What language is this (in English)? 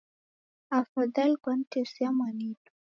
Taita